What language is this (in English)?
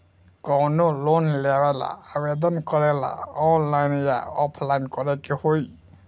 Bhojpuri